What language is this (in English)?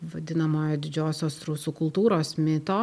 Lithuanian